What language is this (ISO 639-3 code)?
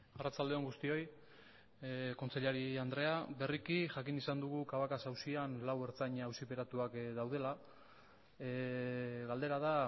eus